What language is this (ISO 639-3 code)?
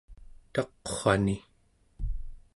esu